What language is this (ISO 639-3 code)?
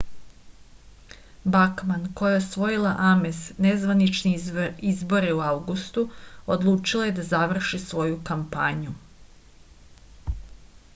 srp